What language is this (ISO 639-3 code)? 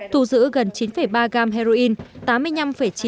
vie